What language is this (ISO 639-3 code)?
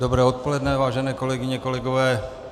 ces